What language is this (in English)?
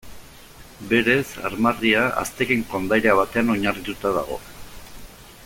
Basque